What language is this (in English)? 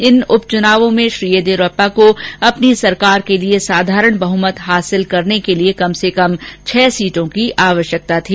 Hindi